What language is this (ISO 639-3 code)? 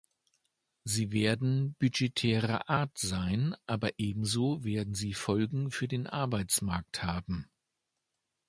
deu